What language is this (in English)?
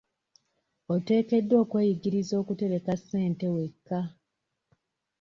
Ganda